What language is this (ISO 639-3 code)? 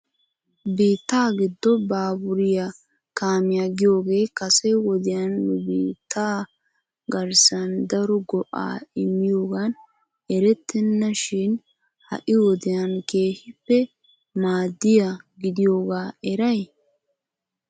wal